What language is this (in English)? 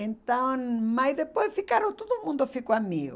Portuguese